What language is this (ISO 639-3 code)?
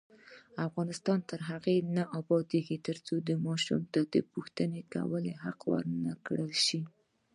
pus